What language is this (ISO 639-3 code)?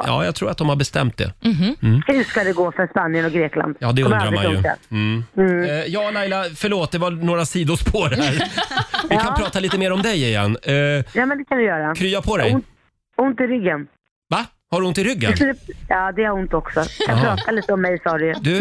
swe